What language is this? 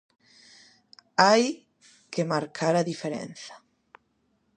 Galician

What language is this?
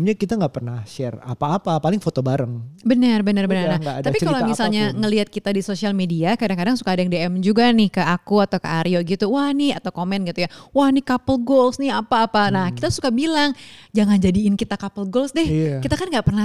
Indonesian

